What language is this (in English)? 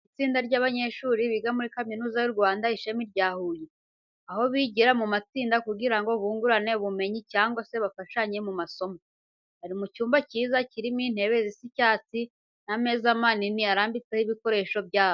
Kinyarwanda